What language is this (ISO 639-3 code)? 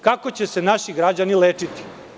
srp